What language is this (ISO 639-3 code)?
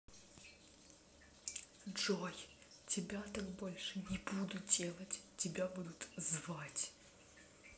rus